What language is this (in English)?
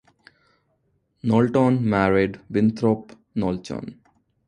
English